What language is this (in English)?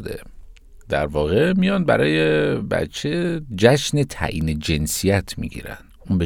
Persian